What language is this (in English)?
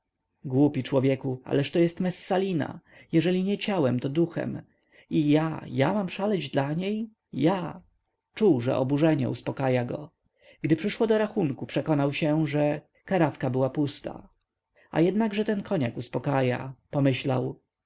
Polish